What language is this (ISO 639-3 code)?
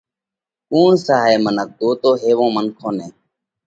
kvx